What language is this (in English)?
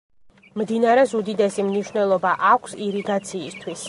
Georgian